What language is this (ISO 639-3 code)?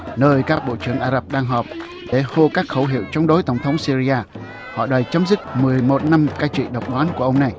vie